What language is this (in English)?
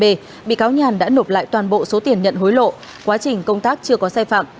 Vietnamese